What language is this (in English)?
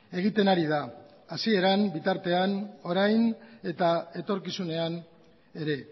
Basque